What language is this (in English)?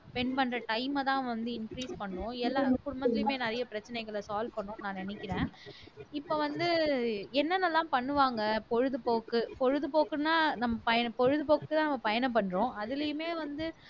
Tamil